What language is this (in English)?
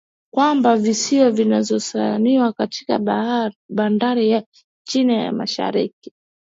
Swahili